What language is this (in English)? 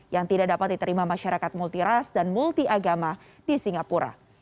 Indonesian